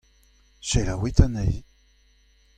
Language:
Breton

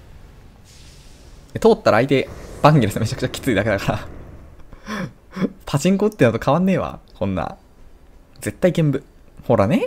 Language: Japanese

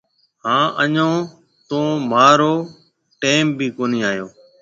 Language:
Marwari (Pakistan)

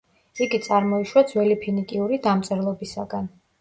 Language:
Georgian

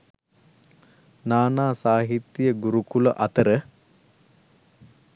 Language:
Sinhala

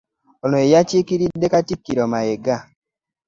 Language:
Ganda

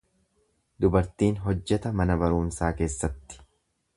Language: Oromo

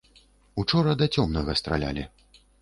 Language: Belarusian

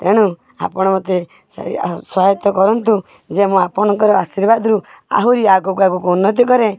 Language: Odia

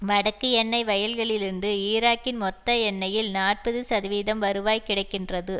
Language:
Tamil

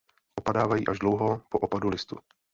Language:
Czech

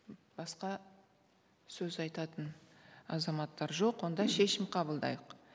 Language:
Kazakh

